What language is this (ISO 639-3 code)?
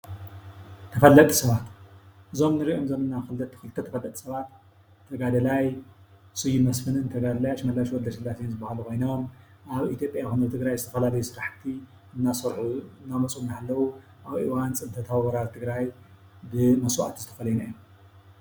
tir